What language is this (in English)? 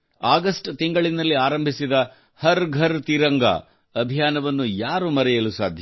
Kannada